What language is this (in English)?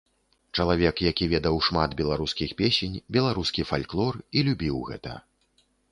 Belarusian